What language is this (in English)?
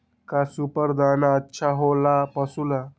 Magahi